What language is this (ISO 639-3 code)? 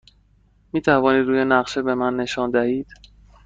fas